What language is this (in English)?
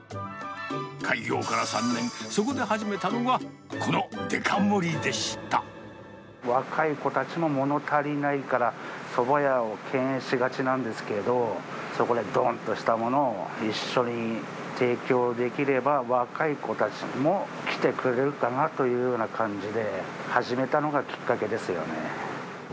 Japanese